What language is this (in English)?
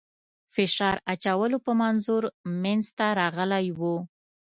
Pashto